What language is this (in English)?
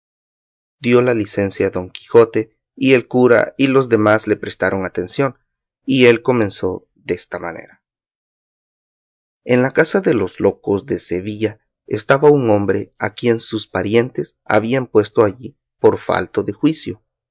Spanish